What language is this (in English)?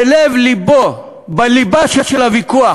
Hebrew